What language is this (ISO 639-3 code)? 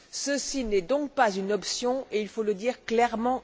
fra